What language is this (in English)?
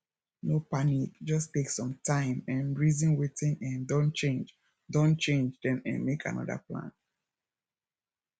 Nigerian Pidgin